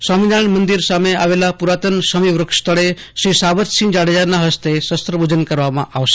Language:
Gujarati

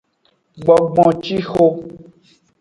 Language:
Aja (Benin)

